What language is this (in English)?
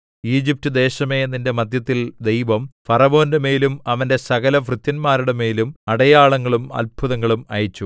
Malayalam